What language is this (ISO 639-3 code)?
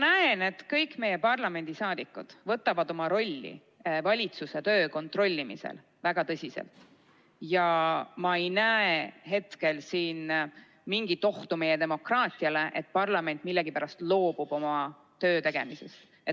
est